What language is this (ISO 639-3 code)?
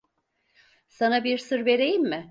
tur